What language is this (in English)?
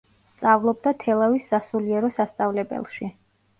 Georgian